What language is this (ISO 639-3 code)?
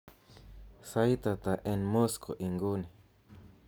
kln